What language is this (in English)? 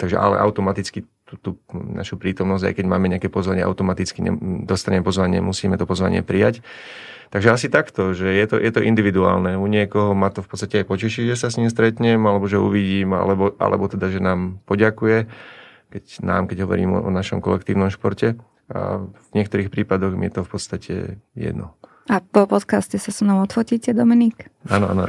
Slovak